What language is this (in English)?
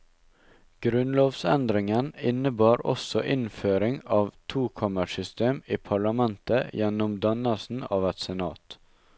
Norwegian